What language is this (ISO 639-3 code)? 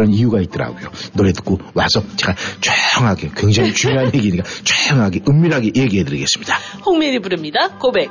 kor